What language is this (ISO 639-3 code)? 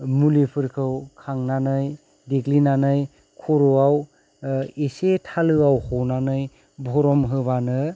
brx